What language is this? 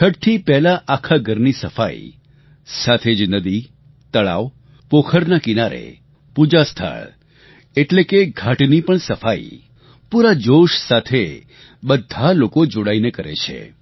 Gujarati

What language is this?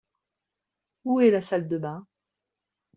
French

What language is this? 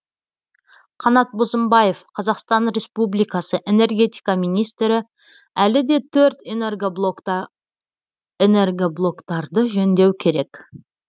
Kazakh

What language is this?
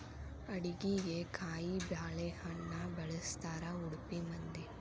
Kannada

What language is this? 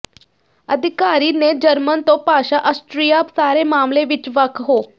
Punjabi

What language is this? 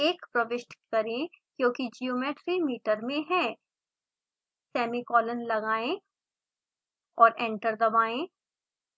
Hindi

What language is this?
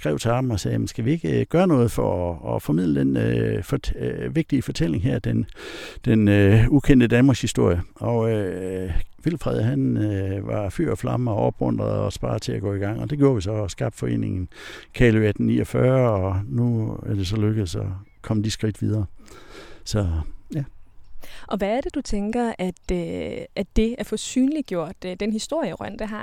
Danish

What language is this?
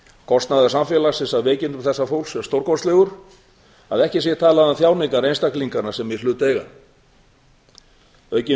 Icelandic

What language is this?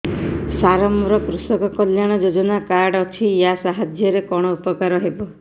Odia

